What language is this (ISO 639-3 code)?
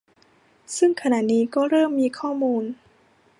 tha